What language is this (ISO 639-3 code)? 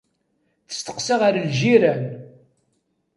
kab